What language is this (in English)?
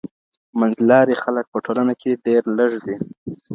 Pashto